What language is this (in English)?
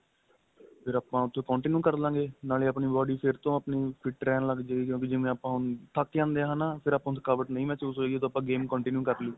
Punjabi